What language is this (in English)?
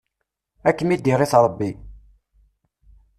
Kabyle